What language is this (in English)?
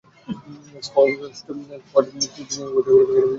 Bangla